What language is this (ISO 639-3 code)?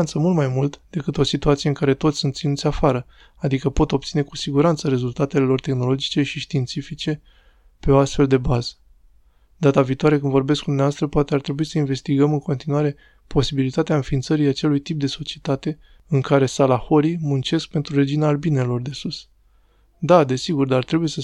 ron